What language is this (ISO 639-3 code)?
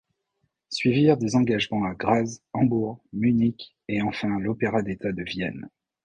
fra